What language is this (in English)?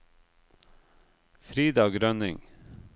Norwegian